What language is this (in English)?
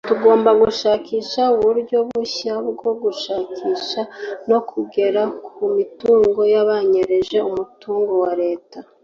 Kinyarwanda